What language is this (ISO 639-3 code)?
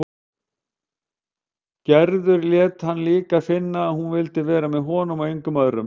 isl